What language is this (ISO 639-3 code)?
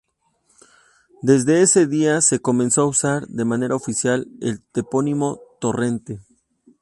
spa